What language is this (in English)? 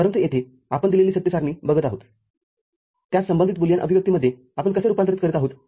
Marathi